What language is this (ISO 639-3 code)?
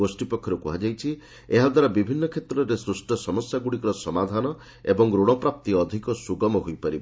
ori